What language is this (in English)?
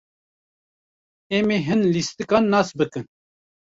Kurdish